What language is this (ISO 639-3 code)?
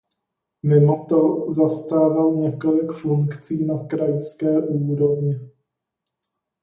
ces